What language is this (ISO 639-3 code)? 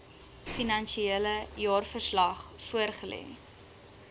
afr